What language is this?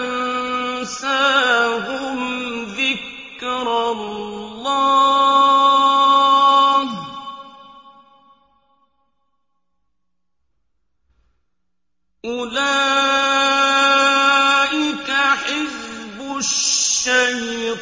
Arabic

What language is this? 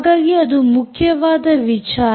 Kannada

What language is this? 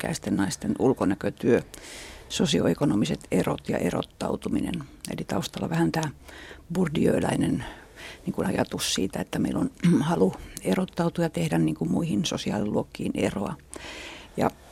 Finnish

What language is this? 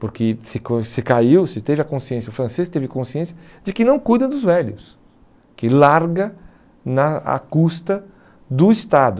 Portuguese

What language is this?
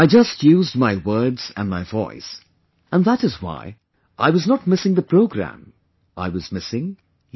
English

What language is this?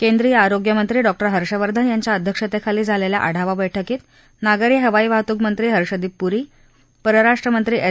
Marathi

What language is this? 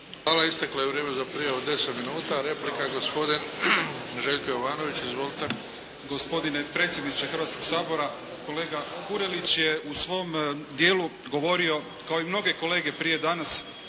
Croatian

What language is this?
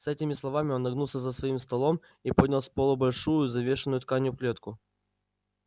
Russian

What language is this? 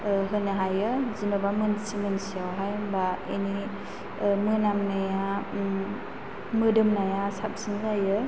Bodo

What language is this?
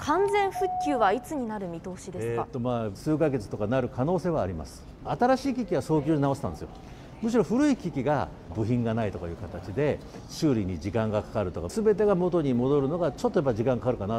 Japanese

